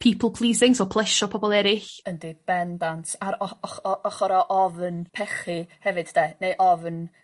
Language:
Welsh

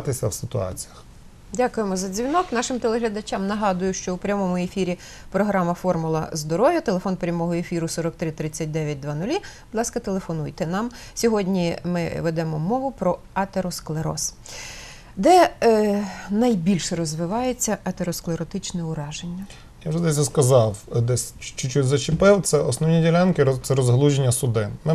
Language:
Ukrainian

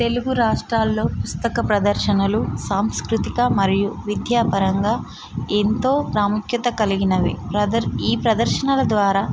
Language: Telugu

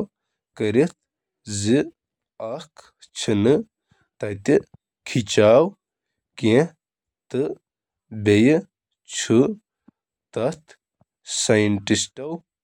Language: Kashmiri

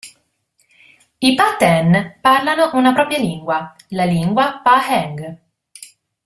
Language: Italian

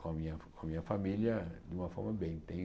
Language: Portuguese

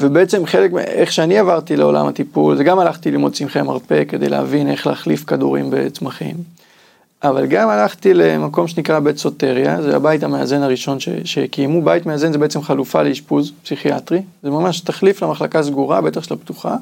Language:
Hebrew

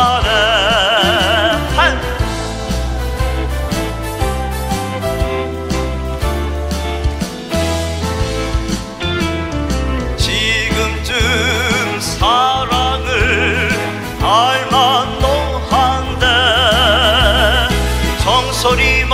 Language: Turkish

